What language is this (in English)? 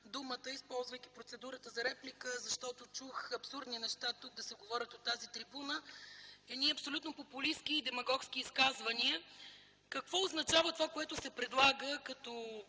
Bulgarian